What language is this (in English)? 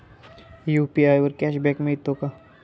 Marathi